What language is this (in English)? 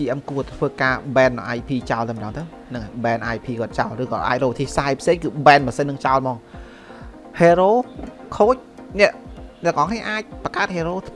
Vietnamese